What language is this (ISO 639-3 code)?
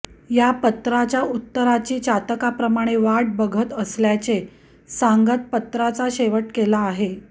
mar